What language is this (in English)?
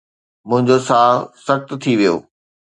Sindhi